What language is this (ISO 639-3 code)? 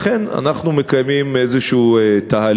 heb